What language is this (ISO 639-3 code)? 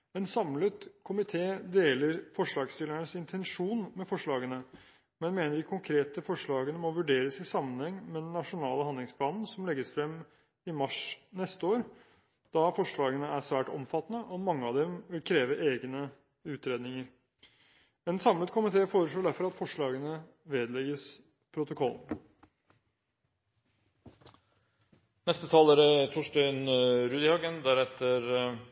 nor